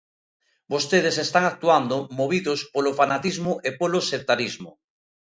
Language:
Galician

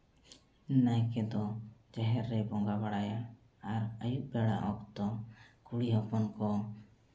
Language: Santali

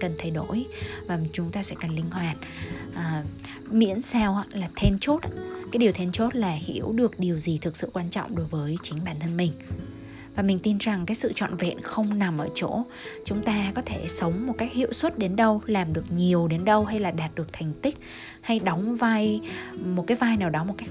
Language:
Vietnamese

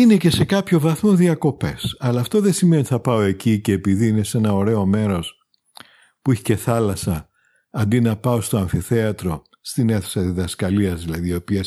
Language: Greek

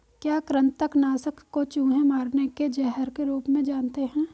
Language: Hindi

